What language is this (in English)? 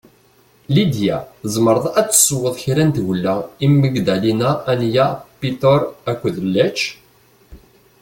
Kabyle